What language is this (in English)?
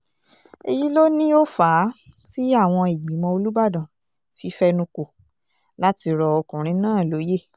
Yoruba